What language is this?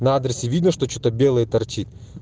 Russian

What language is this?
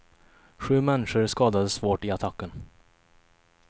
Swedish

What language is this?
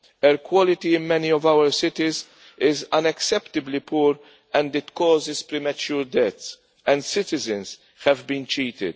English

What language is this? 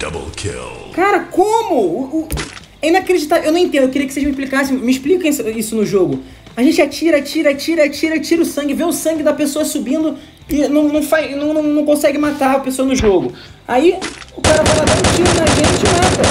Portuguese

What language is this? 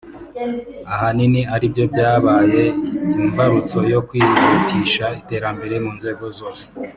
Kinyarwanda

